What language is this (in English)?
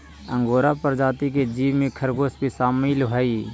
Magahi